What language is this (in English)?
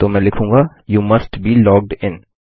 Hindi